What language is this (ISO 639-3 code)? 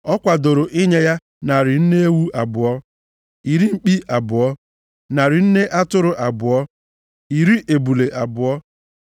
ibo